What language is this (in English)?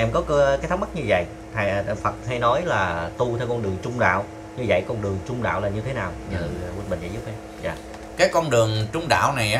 Vietnamese